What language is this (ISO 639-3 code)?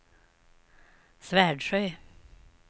swe